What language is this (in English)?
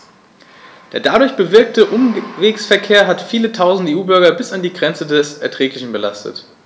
German